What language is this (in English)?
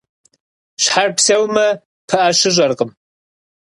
Kabardian